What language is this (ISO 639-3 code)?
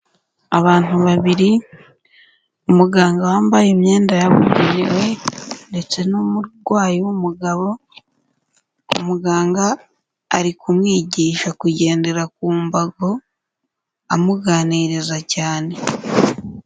kin